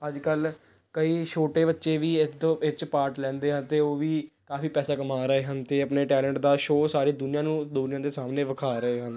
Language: Punjabi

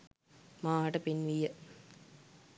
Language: Sinhala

